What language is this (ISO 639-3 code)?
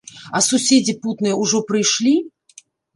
bel